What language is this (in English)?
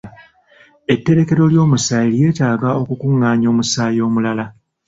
Ganda